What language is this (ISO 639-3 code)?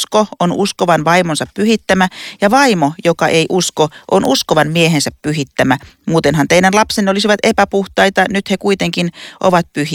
fin